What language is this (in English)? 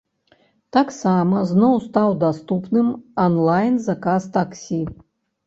Belarusian